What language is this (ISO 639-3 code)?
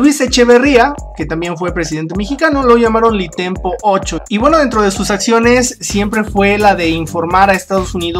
spa